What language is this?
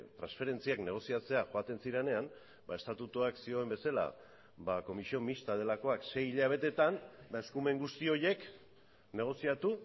Basque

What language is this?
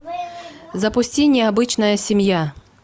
Russian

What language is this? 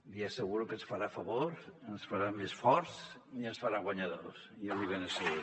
Catalan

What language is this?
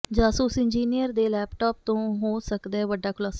Punjabi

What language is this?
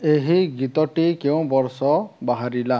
Odia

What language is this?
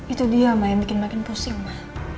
Indonesian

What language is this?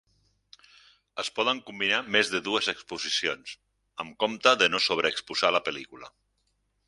Catalan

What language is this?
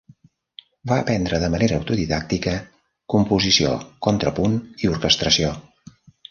Catalan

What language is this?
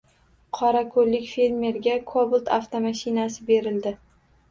Uzbek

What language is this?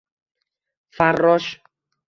Uzbek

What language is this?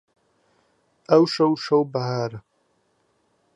Central Kurdish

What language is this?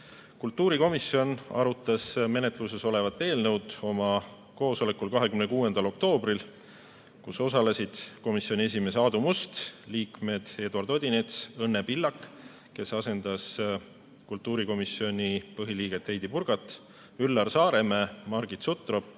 Estonian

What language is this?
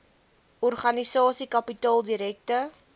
Afrikaans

